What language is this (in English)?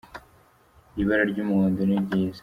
Kinyarwanda